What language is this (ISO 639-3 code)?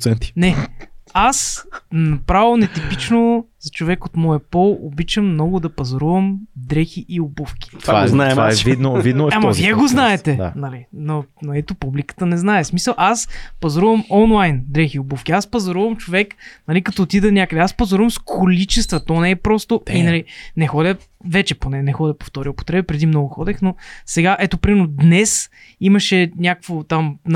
bul